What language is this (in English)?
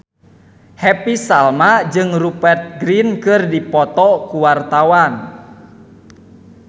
Sundanese